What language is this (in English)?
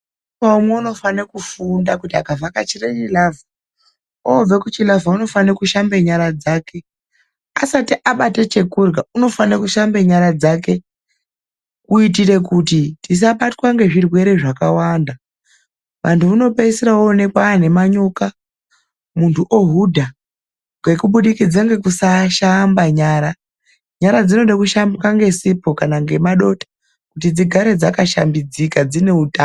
Ndau